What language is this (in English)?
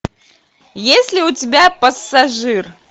Russian